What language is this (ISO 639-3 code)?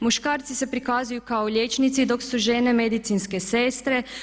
hrv